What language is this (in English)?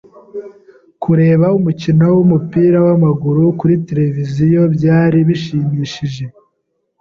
Kinyarwanda